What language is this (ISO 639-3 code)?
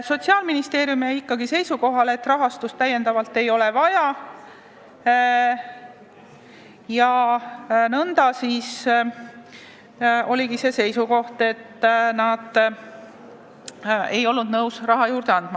est